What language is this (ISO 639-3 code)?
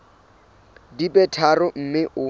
sot